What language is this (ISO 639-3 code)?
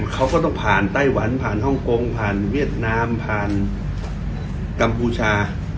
tha